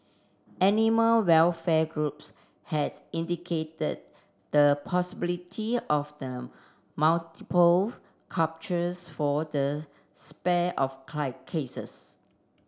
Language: English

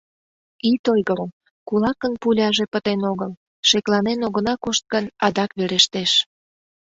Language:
Mari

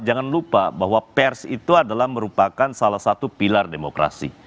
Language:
Indonesian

